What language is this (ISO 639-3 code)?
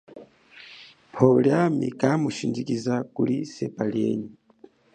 cjk